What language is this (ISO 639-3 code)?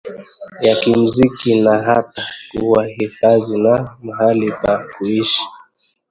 swa